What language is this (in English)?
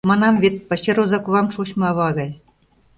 Mari